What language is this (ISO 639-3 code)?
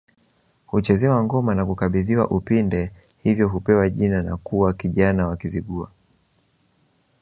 swa